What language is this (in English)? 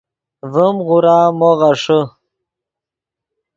Yidgha